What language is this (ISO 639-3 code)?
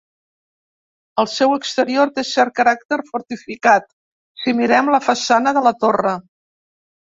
cat